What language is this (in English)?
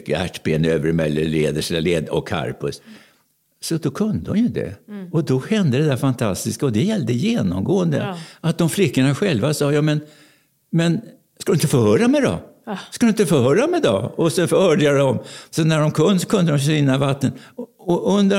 Swedish